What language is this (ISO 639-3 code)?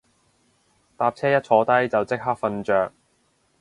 yue